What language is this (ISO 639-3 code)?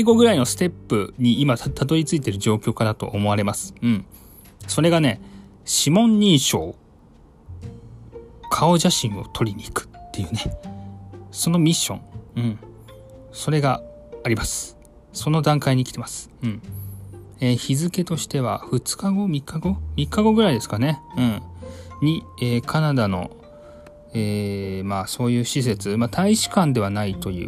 jpn